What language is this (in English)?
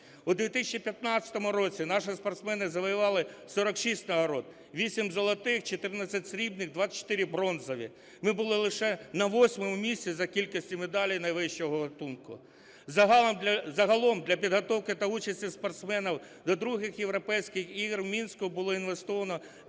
Ukrainian